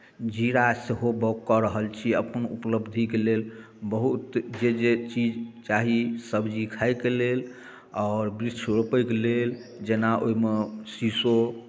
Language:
Maithili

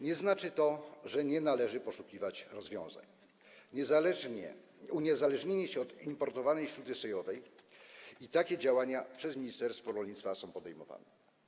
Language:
Polish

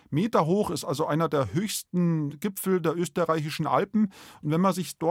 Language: German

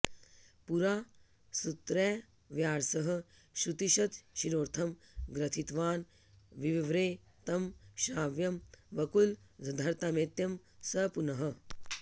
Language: Sanskrit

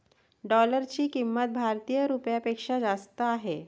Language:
Marathi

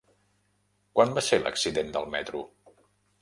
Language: Catalan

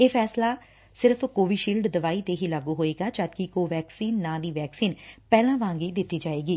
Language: Punjabi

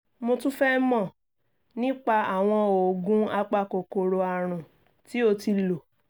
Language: Yoruba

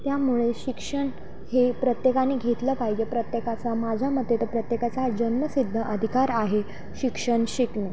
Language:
Marathi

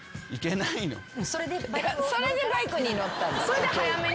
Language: Japanese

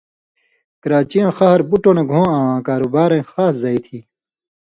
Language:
Indus Kohistani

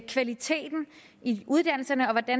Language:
Danish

